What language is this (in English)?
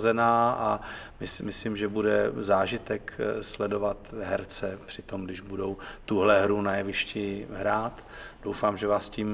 Czech